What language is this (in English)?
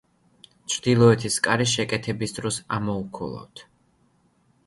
Georgian